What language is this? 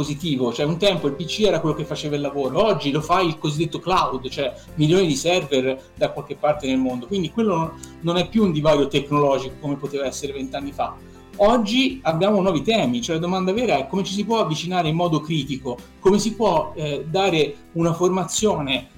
Italian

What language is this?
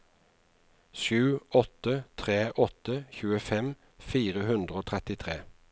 Norwegian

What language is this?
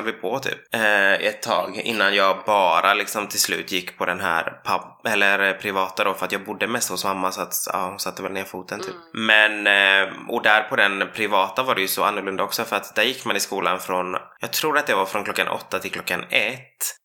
Swedish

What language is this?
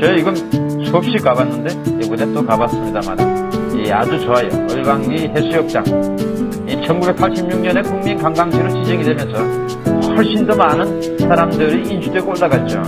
Korean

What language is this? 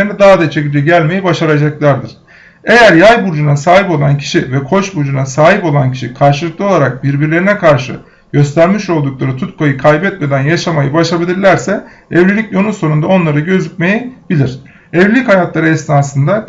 Turkish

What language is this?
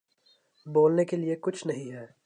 Urdu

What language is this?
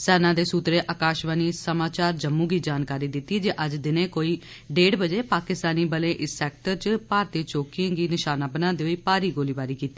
Dogri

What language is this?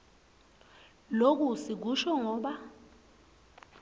Swati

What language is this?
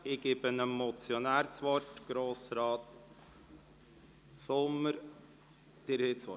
Swiss German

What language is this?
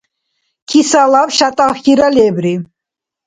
Dargwa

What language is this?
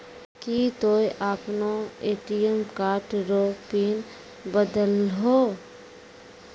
Maithili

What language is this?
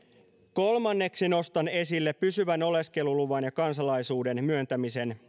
Finnish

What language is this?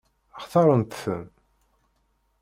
Kabyle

